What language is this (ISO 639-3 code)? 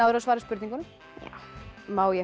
isl